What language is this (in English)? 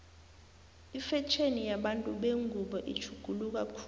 South Ndebele